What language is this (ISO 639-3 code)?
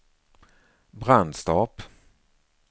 swe